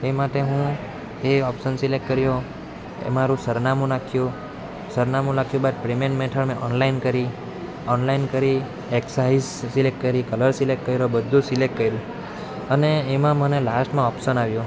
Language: Gujarati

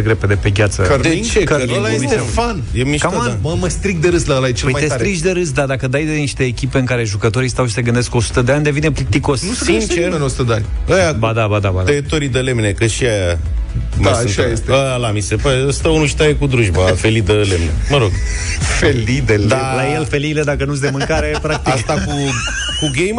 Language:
Romanian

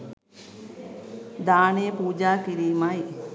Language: Sinhala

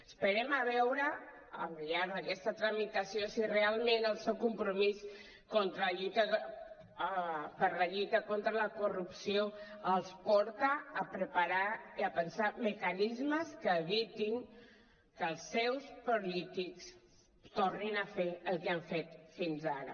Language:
Catalan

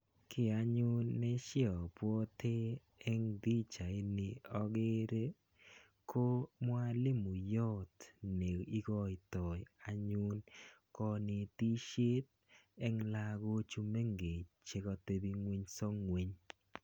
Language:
Kalenjin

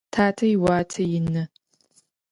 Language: Adyghe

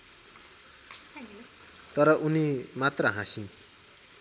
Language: Nepali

